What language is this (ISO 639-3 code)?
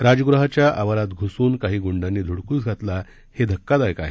mar